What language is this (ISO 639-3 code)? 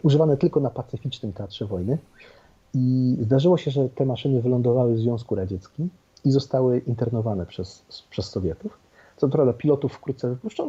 pol